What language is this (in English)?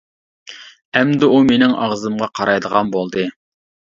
Uyghur